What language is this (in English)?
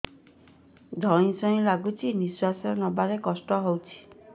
Odia